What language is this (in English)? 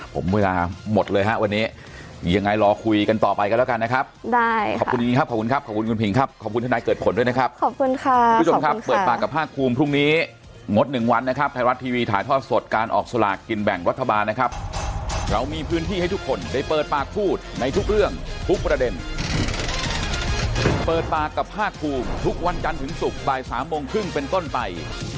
Thai